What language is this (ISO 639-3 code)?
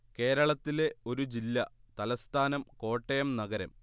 mal